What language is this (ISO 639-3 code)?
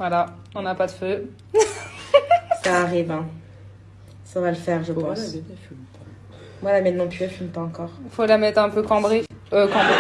fra